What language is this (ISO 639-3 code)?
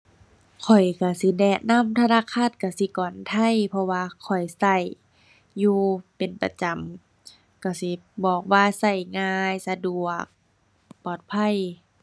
tha